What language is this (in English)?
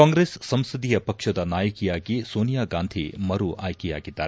Kannada